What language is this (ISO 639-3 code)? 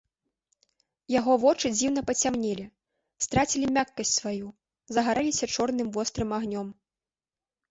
bel